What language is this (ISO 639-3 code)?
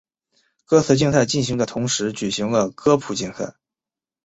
zho